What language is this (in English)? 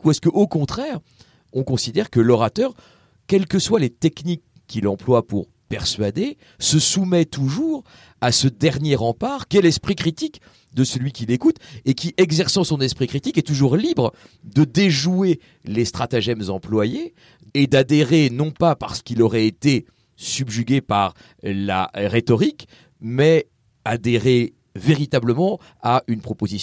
French